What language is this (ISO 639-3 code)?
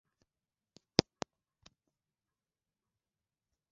swa